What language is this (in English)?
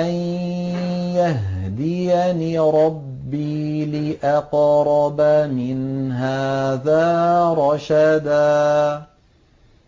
Arabic